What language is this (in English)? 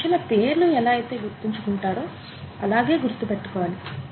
Telugu